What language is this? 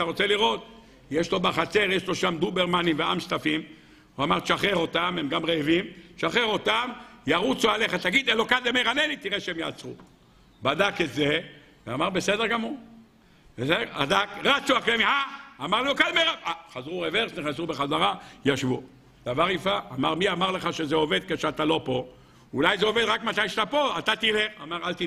Hebrew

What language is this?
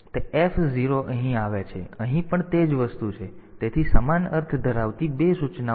Gujarati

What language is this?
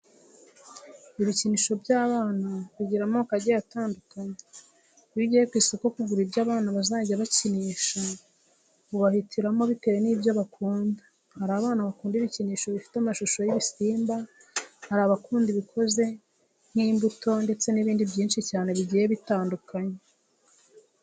Kinyarwanda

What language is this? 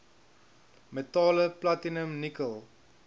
Afrikaans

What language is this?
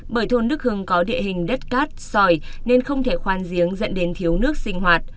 Vietnamese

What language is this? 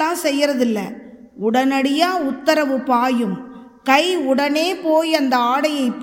Tamil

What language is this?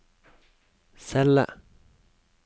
Norwegian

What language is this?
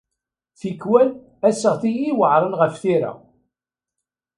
Kabyle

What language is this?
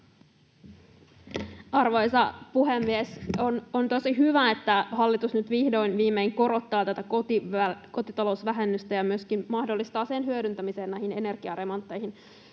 Finnish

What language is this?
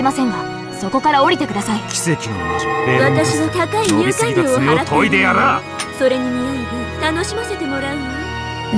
Japanese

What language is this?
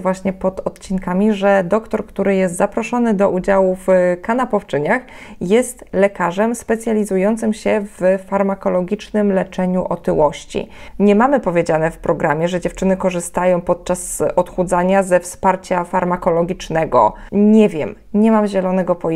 Polish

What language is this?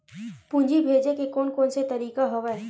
Chhattisgarhi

